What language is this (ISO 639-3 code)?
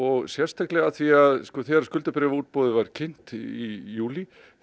isl